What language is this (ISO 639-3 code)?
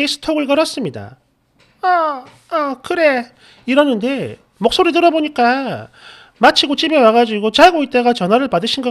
kor